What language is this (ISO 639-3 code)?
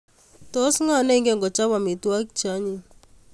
kln